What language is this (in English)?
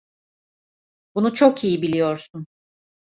Turkish